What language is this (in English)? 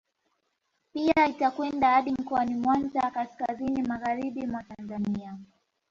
Swahili